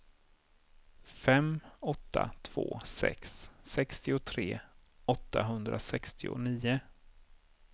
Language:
Swedish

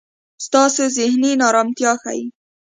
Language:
Pashto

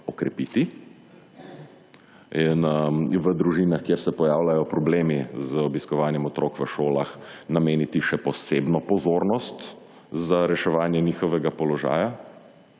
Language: Slovenian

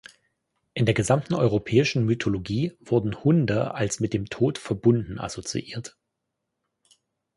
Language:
German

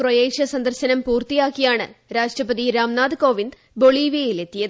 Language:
Malayalam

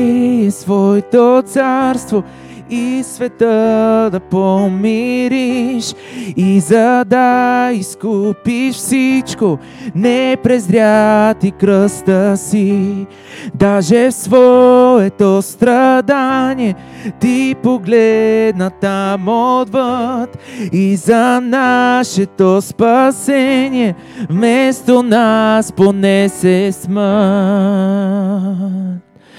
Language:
Bulgarian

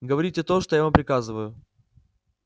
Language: Russian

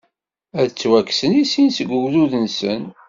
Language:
Kabyle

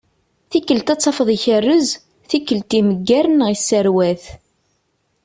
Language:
Kabyle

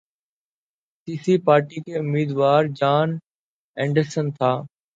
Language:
Urdu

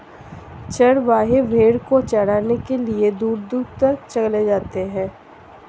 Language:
Hindi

